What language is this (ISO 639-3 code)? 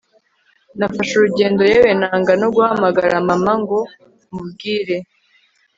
kin